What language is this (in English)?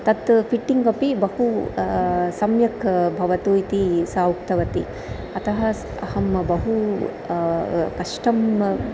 Sanskrit